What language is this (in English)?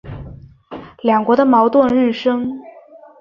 Chinese